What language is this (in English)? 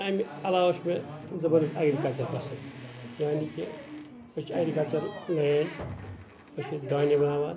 Kashmiri